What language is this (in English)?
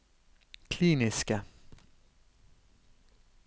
Norwegian